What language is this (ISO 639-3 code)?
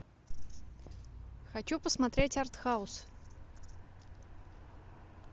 rus